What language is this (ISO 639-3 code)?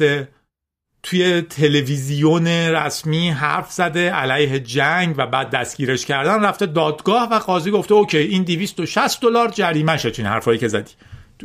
fas